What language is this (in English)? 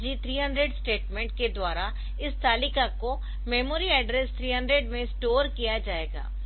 Hindi